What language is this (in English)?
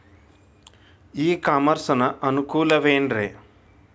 Kannada